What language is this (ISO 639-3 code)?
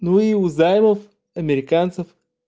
rus